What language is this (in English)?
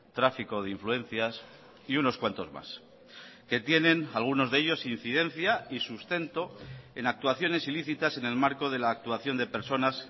Spanish